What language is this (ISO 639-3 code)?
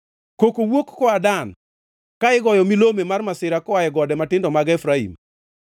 luo